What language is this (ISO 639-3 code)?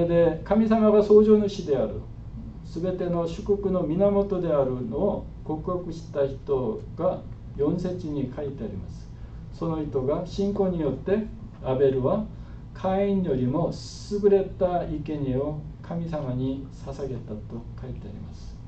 jpn